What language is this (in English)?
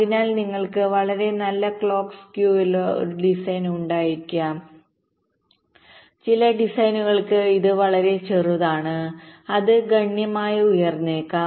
Malayalam